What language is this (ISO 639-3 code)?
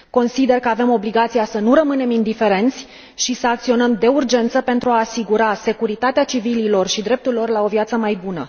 ron